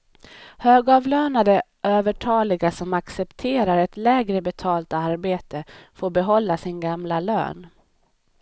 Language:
Swedish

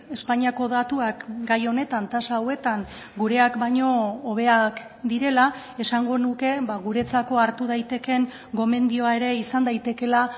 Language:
Basque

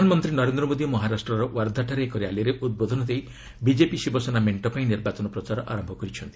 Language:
Odia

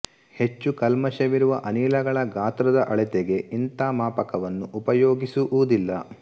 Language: Kannada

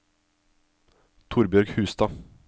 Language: Norwegian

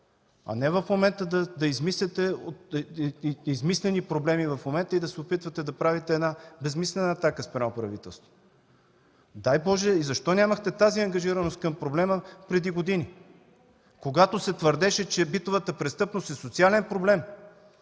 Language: Bulgarian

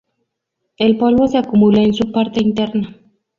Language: Spanish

